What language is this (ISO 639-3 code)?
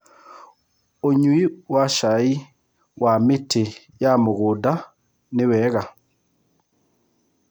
kik